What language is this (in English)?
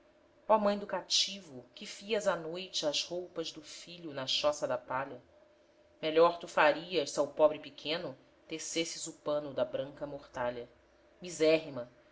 Portuguese